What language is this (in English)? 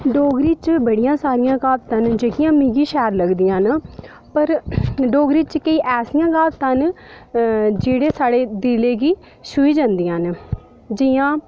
Dogri